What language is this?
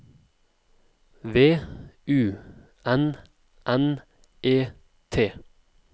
Norwegian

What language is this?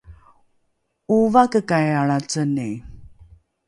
Rukai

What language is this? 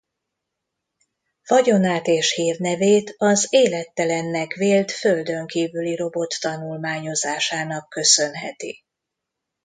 Hungarian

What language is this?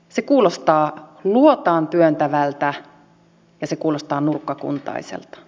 Finnish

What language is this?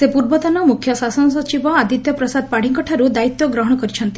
Odia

